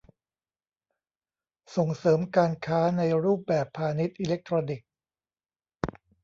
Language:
Thai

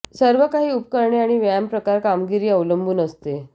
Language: Marathi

